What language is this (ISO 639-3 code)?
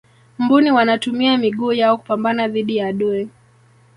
swa